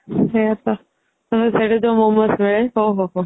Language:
Odia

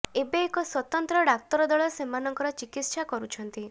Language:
Odia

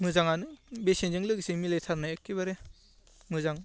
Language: Bodo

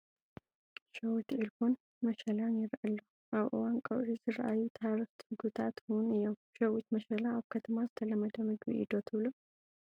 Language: Tigrinya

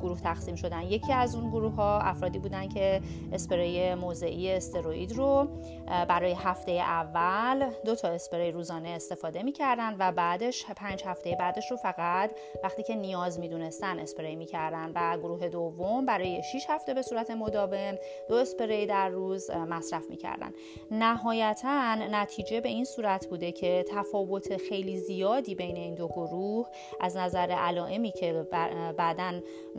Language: Persian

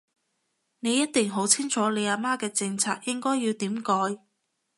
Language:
Cantonese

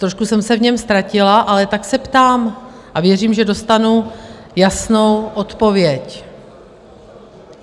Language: Czech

